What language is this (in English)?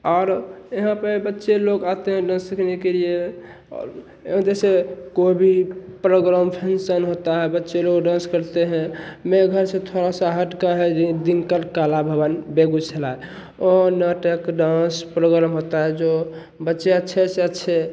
Hindi